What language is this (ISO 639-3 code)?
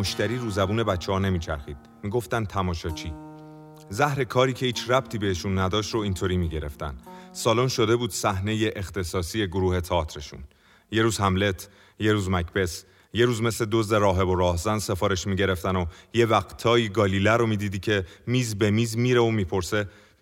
fas